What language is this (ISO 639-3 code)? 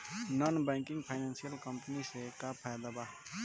bho